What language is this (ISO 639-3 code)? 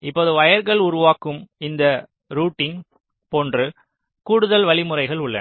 tam